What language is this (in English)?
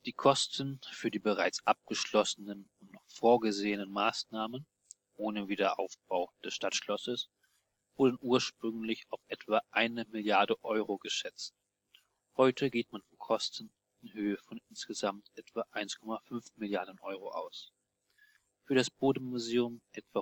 German